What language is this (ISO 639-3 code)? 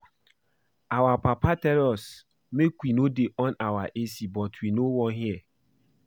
pcm